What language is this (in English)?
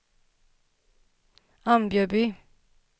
Swedish